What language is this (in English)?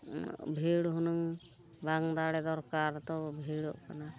Santali